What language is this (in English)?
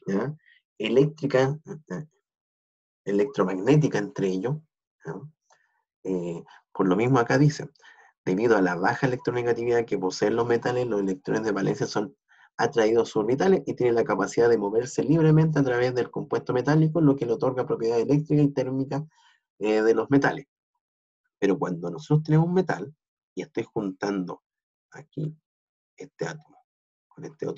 Spanish